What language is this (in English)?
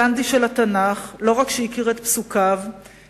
Hebrew